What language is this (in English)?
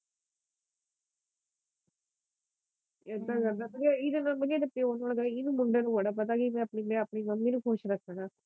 Punjabi